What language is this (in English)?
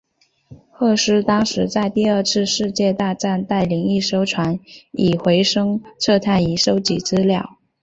Chinese